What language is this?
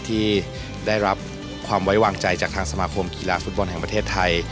Thai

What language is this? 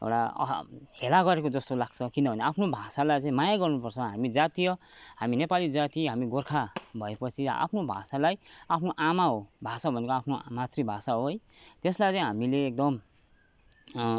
Nepali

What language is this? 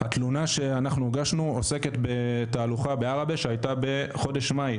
Hebrew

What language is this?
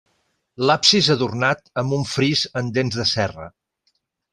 Catalan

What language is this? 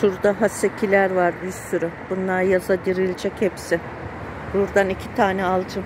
Turkish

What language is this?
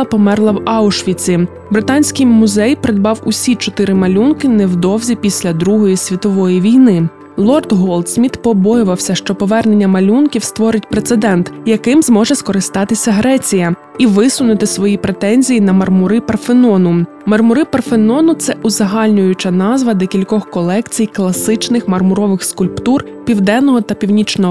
Ukrainian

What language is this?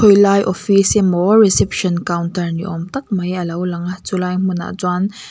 Mizo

